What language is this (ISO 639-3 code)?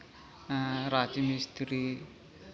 sat